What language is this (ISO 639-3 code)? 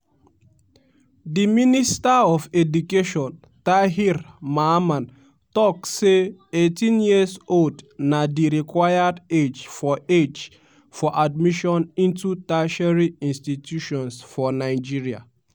pcm